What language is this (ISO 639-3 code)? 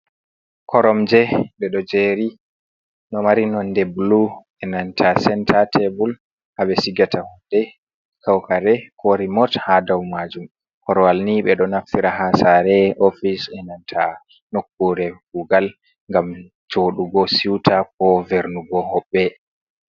ful